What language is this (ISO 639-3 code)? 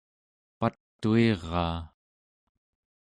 esu